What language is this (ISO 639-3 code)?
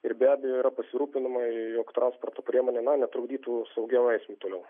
lit